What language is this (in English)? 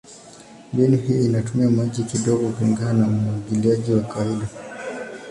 Swahili